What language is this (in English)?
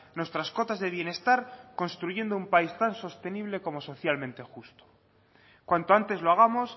Spanish